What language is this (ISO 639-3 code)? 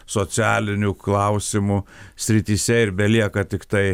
lit